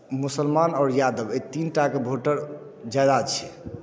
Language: Maithili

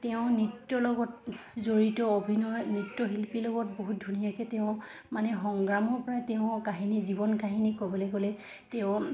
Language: Assamese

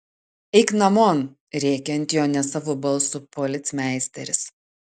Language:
Lithuanian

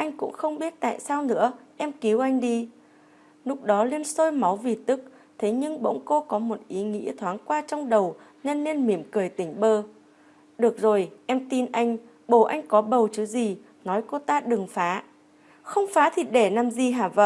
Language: Vietnamese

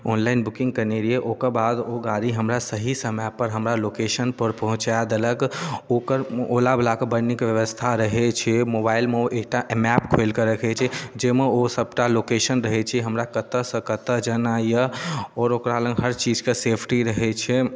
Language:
Maithili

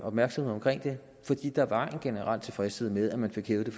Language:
Danish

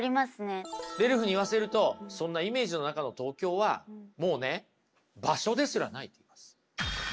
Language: Japanese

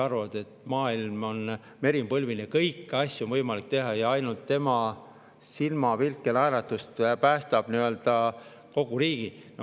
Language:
Estonian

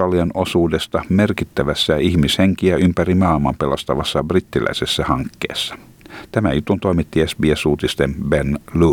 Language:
Finnish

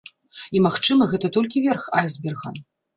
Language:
Belarusian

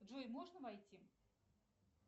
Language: Russian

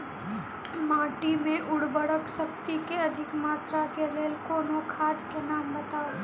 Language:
Maithili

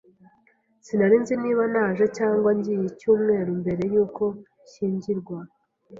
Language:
Kinyarwanda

